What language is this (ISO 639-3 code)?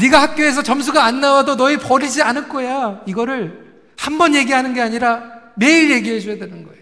kor